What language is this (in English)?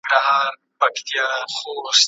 Pashto